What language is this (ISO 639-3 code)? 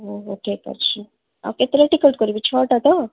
ori